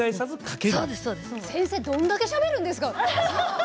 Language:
Japanese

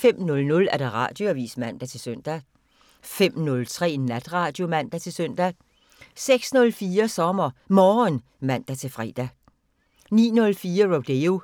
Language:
Danish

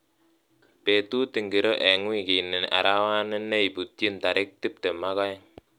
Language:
Kalenjin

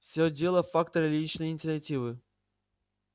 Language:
Russian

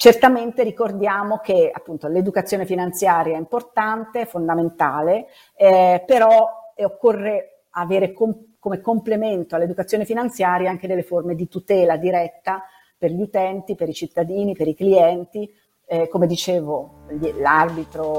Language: Italian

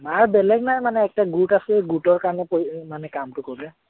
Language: Assamese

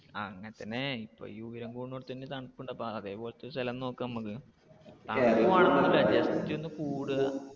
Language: Malayalam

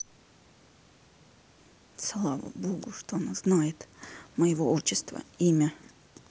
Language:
Russian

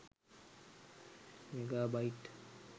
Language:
Sinhala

